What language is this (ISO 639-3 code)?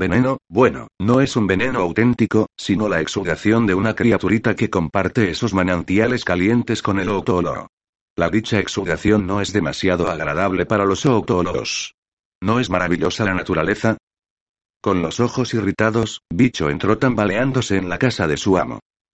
spa